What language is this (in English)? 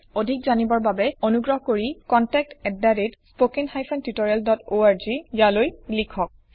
Assamese